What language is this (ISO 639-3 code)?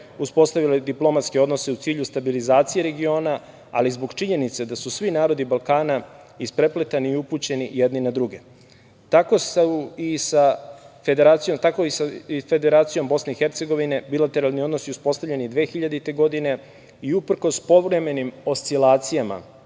srp